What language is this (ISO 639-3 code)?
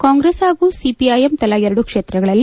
kan